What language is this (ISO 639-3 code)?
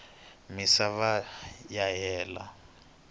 tso